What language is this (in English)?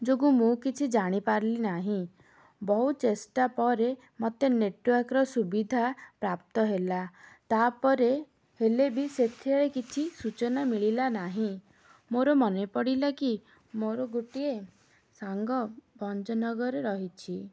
Odia